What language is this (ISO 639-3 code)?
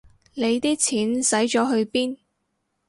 yue